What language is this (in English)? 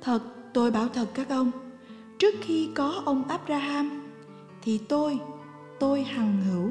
Vietnamese